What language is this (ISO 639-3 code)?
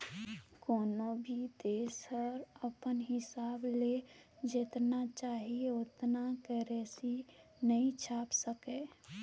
hne